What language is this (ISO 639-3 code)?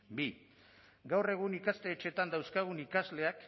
eus